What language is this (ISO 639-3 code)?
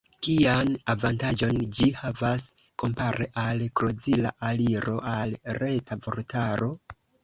epo